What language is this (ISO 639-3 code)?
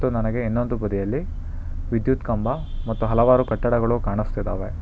kan